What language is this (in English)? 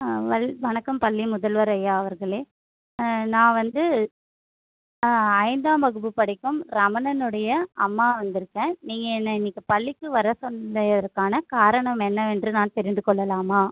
Tamil